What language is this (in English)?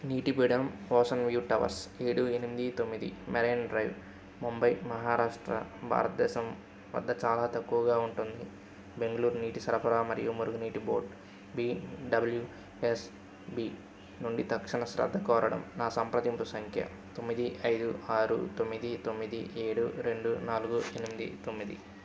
Telugu